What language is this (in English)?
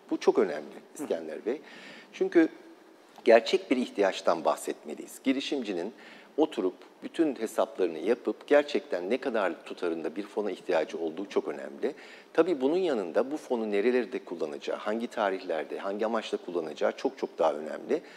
Turkish